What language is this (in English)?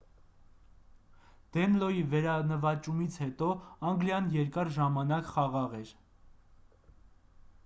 Armenian